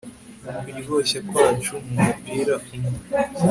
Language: Kinyarwanda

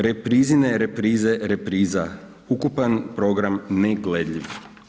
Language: Croatian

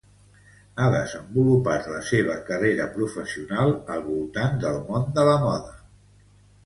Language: Catalan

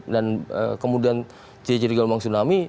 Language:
Indonesian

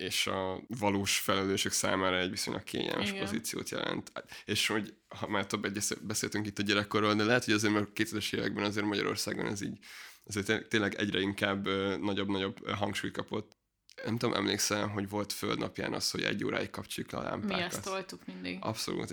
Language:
Hungarian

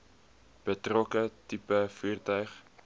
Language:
Afrikaans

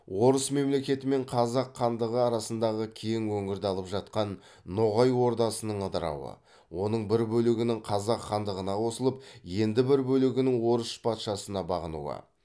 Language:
Kazakh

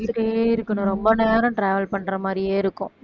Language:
Tamil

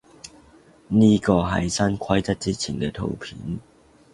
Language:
Cantonese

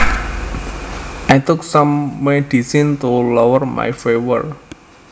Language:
Javanese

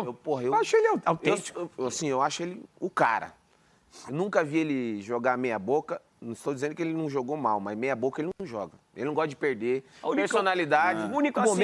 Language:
Portuguese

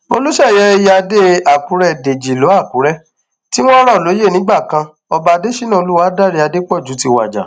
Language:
Yoruba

